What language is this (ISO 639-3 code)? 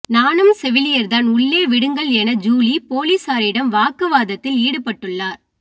tam